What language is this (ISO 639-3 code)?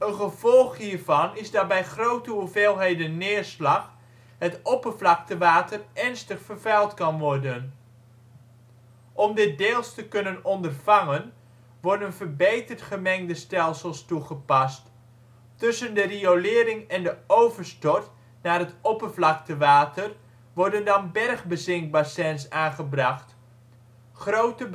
nld